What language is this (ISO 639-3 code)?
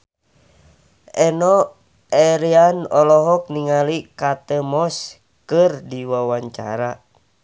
sun